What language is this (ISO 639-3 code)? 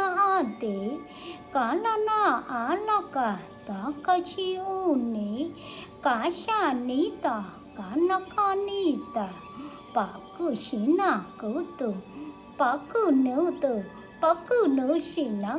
vie